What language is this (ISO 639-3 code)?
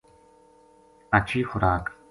gju